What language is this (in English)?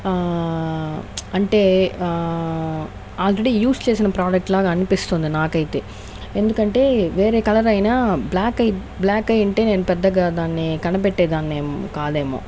Telugu